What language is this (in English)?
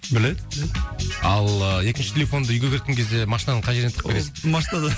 Kazakh